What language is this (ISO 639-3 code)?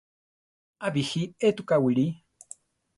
tar